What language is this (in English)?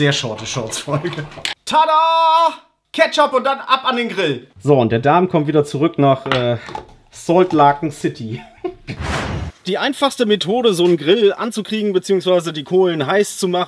German